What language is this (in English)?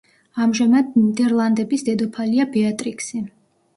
Georgian